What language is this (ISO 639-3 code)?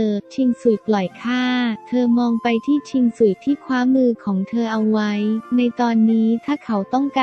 tha